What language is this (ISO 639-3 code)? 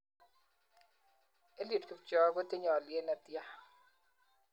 kln